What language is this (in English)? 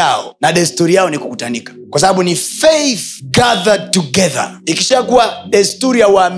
Swahili